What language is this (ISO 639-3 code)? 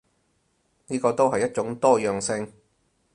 yue